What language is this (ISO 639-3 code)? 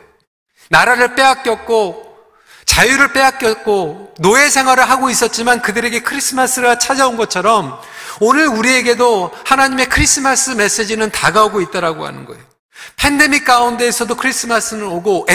kor